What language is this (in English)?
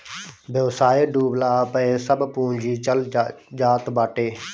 Bhojpuri